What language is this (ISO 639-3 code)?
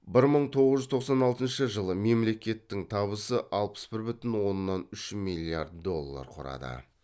kaz